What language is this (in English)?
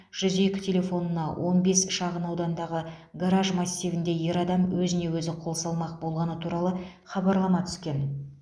Kazakh